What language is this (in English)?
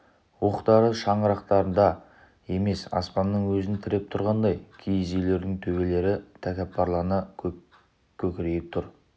Kazakh